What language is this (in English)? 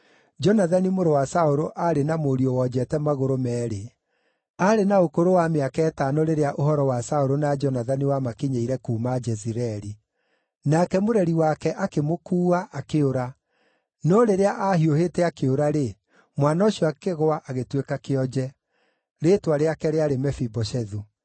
Kikuyu